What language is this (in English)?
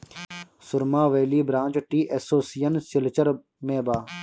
Bhojpuri